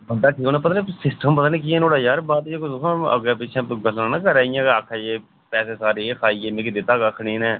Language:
Dogri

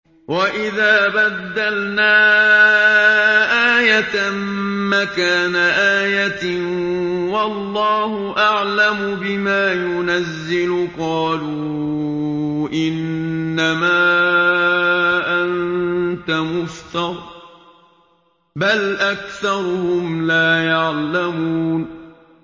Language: Arabic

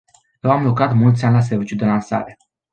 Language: Romanian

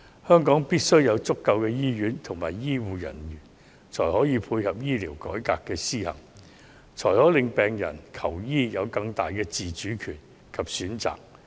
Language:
Cantonese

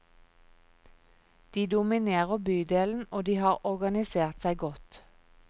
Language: Norwegian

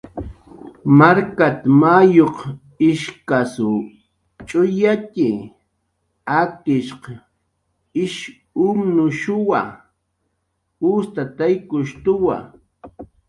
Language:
Jaqaru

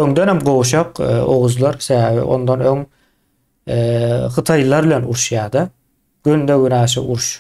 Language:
Turkish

